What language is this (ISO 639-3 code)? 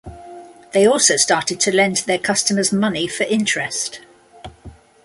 eng